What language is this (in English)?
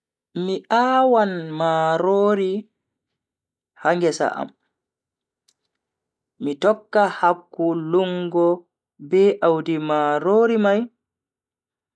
Bagirmi Fulfulde